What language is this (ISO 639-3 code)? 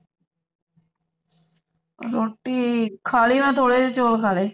pan